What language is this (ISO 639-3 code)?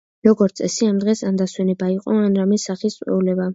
kat